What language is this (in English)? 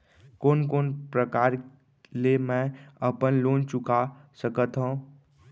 Chhattisgarhi